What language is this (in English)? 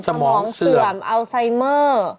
Thai